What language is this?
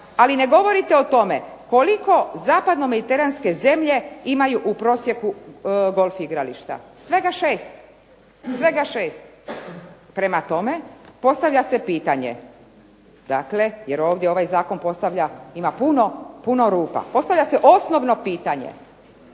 Croatian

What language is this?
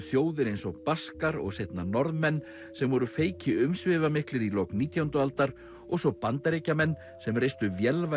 Icelandic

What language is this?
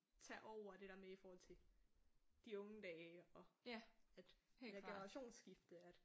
Danish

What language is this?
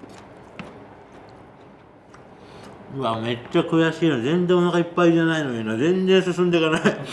Japanese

